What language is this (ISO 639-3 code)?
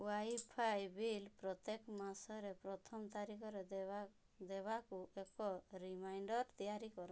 ori